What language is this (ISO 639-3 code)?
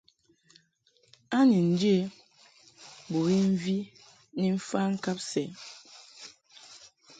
mhk